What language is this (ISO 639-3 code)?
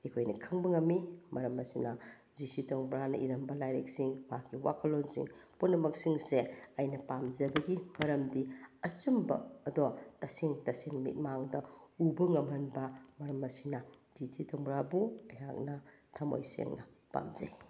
mni